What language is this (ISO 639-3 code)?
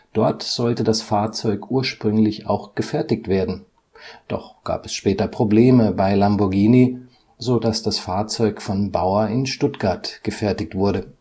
deu